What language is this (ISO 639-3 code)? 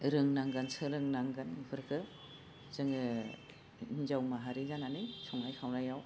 brx